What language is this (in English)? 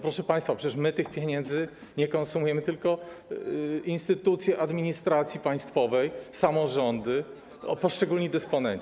Polish